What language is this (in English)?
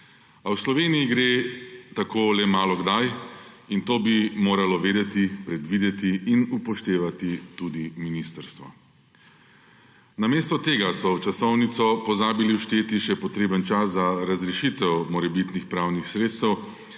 Slovenian